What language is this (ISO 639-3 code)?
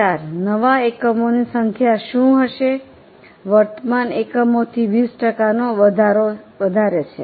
guj